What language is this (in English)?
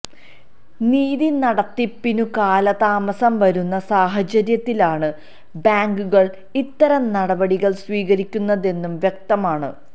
Malayalam